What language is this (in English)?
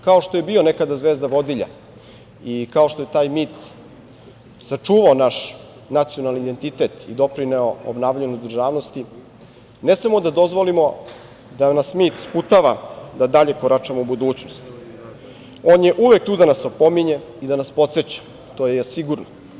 Serbian